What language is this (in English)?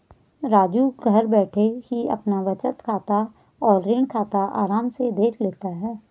Hindi